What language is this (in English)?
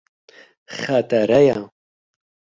Kurdish